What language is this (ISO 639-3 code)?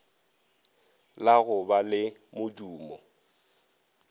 nso